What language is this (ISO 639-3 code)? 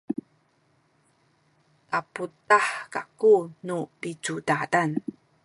szy